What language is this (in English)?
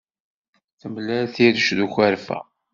Kabyle